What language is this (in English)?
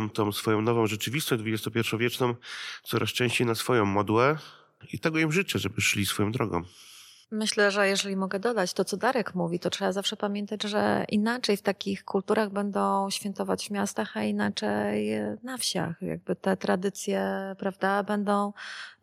Polish